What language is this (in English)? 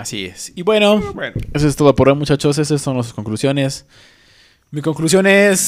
Spanish